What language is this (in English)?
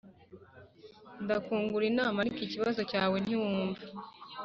Kinyarwanda